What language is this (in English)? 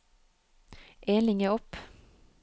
Norwegian